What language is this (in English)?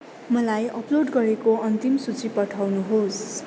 Nepali